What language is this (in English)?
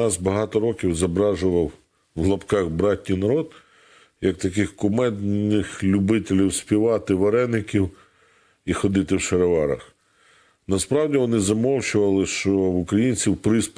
Ukrainian